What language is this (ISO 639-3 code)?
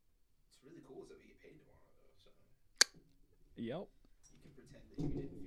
eng